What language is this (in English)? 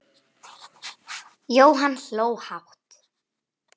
Icelandic